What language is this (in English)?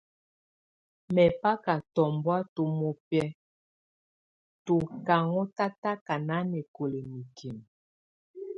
Tunen